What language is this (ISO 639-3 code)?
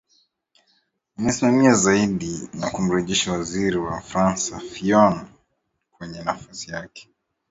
swa